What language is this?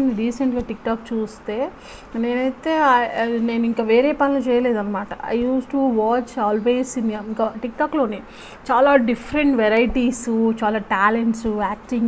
Telugu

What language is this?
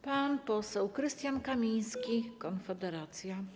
Polish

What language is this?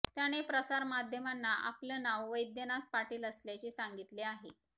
Marathi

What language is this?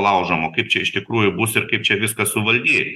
Lithuanian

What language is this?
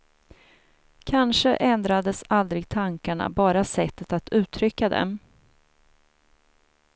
Swedish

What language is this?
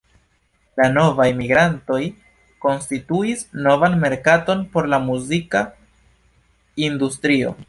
Esperanto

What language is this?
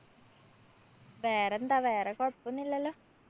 Malayalam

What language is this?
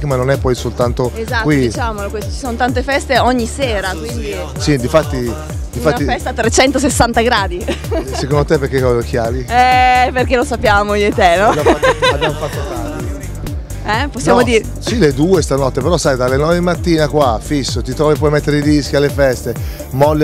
Italian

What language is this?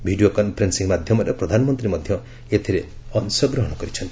Odia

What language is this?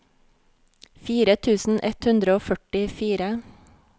Norwegian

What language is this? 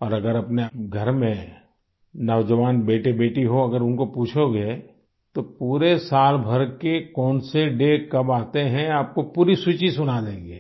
Hindi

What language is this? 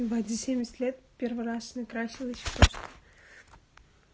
Russian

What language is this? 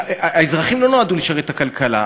Hebrew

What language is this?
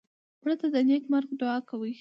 Pashto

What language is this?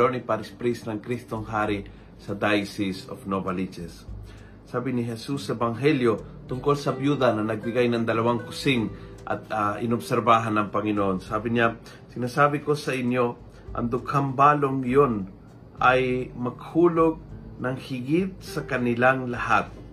Filipino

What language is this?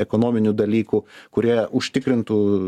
Lithuanian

